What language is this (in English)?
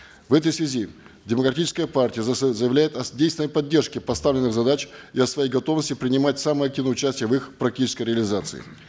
Kazakh